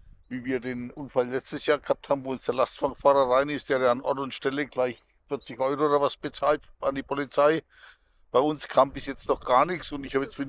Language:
German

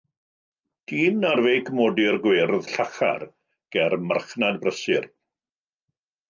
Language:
Welsh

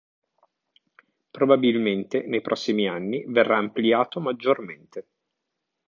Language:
Italian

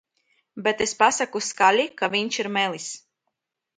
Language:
Latvian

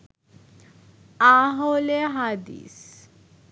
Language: Bangla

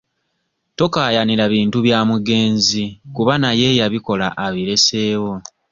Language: Ganda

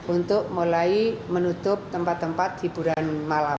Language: Indonesian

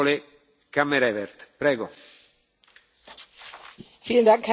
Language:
German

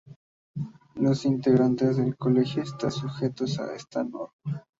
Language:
Spanish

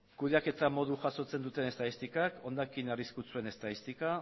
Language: Basque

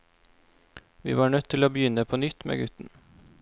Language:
Norwegian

